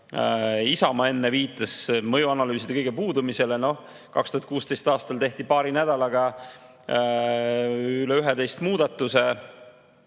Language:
Estonian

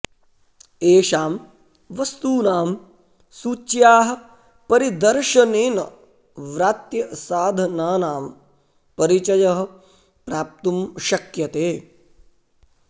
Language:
Sanskrit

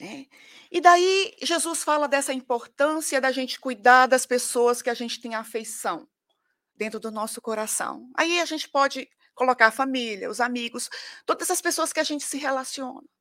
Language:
Portuguese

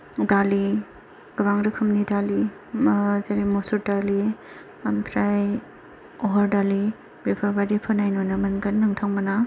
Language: Bodo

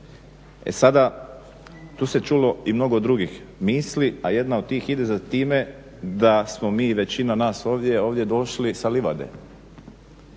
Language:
Croatian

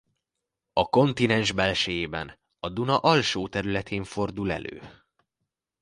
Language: Hungarian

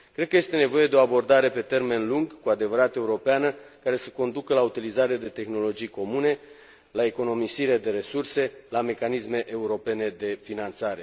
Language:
Romanian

